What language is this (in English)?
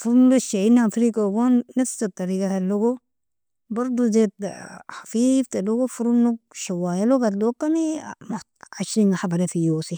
Nobiin